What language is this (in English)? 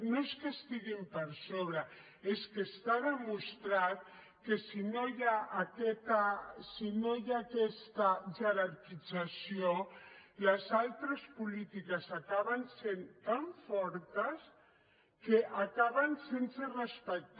Catalan